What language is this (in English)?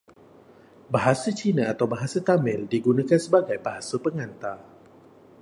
Malay